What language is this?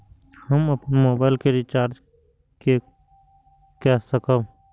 Maithili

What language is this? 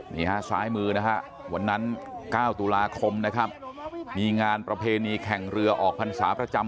Thai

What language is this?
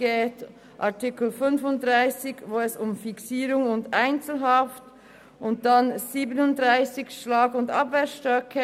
Swiss German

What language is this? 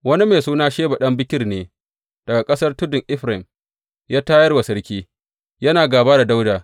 Hausa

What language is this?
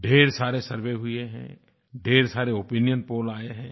Hindi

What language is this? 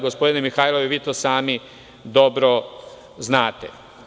Serbian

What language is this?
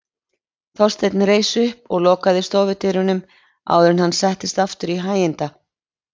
Icelandic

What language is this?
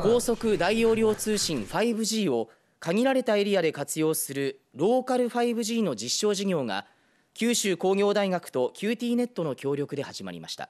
Japanese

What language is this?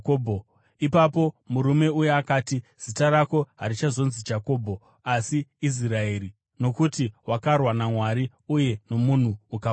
Shona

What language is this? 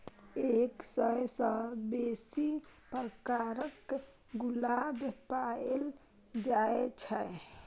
Maithili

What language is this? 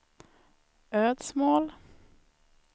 Swedish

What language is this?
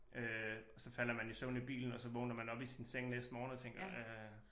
Danish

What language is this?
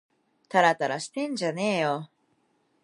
Japanese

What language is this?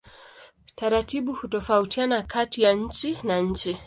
Swahili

